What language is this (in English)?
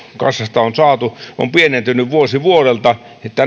Finnish